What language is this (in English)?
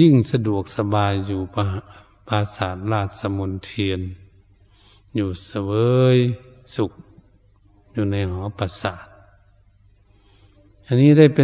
Thai